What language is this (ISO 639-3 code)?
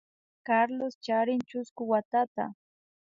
qvi